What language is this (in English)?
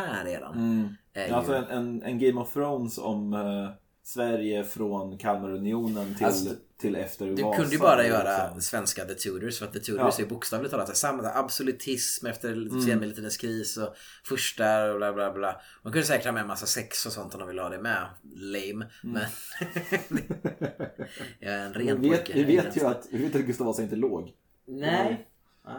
Swedish